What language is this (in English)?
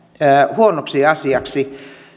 Finnish